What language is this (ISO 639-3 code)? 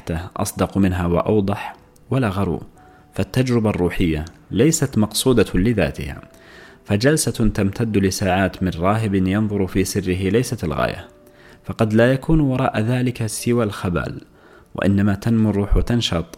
ara